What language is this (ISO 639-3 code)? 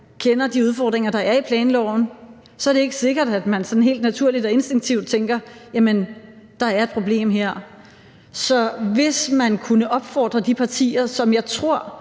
dan